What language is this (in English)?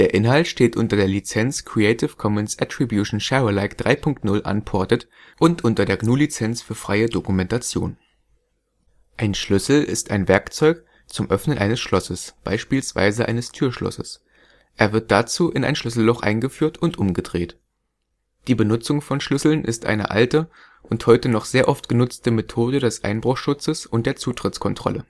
German